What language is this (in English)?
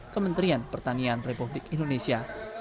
Indonesian